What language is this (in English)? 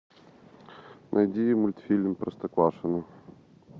Russian